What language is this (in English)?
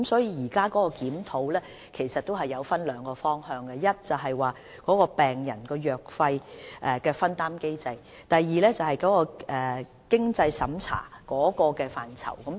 Cantonese